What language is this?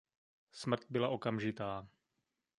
Czech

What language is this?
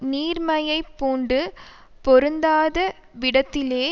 Tamil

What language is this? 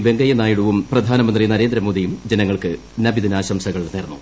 Malayalam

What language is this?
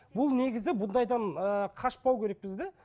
Kazakh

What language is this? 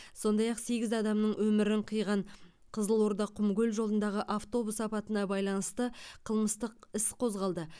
Kazakh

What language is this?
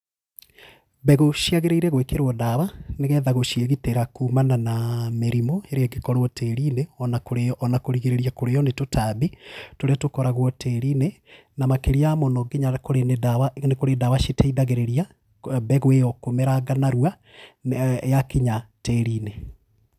Kikuyu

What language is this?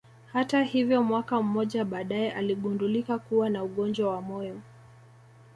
Swahili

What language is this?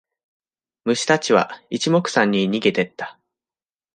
Japanese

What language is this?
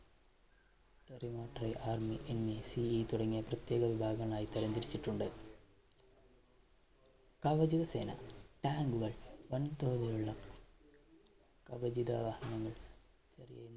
Malayalam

